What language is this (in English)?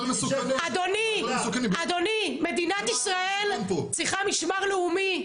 Hebrew